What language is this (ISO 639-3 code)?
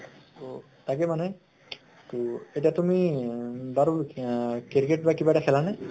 asm